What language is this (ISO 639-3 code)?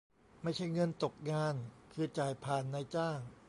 tha